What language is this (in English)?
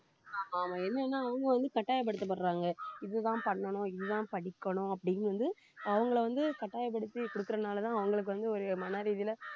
Tamil